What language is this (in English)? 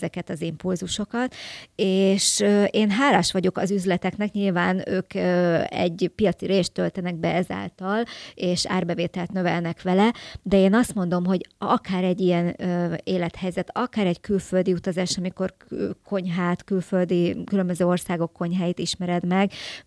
Hungarian